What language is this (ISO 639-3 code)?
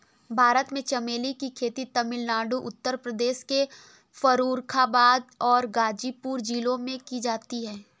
hin